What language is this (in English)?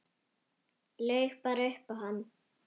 Icelandic